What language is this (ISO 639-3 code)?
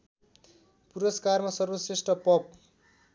nep